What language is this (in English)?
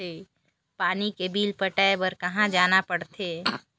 Chhattisgarhi